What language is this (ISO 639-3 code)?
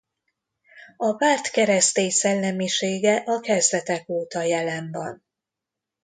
hun